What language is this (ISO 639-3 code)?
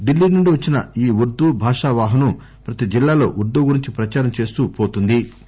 tel